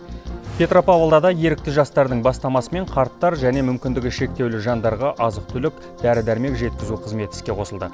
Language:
Kazakh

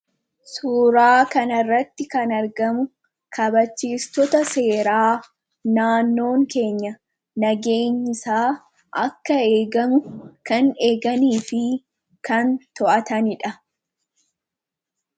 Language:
Oromo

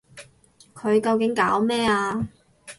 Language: Cantonese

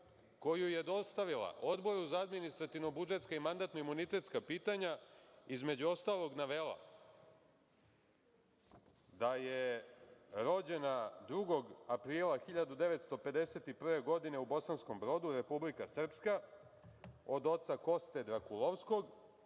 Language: Serbian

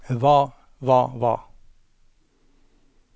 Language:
Norwegian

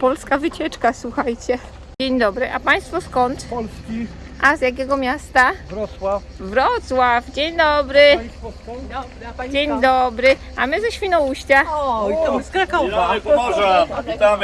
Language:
Polish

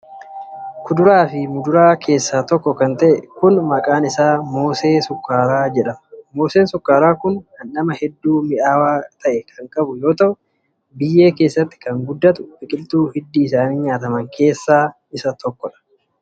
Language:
Oromo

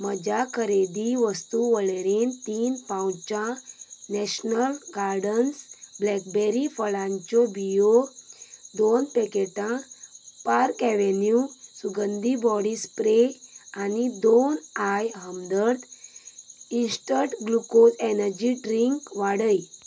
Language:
Konkani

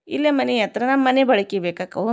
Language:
Kannada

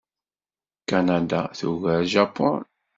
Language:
Kabyle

